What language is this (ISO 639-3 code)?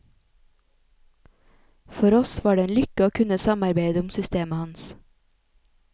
nor